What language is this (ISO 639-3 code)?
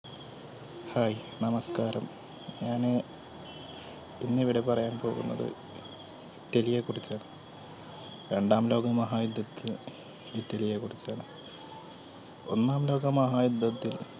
mal